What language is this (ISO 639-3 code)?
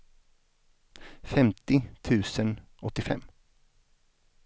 swe